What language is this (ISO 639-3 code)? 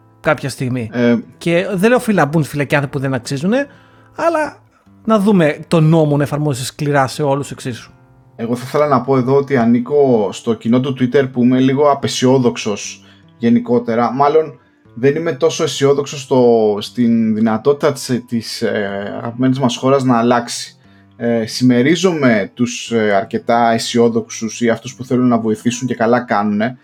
ell